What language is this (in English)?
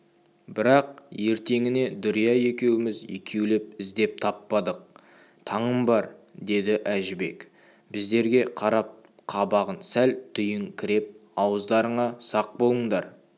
Kazakh